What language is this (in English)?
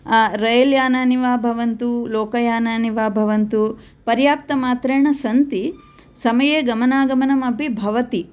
Sanskrit